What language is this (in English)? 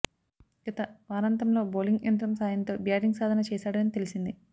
Telugu